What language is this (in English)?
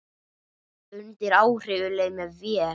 Icelandic